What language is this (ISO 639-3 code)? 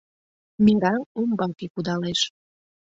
chm